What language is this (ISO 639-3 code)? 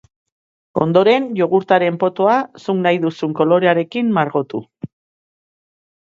eus